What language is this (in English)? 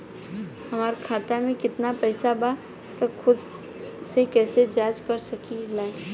Bhojpuri